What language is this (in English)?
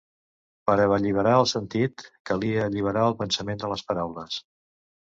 Catalan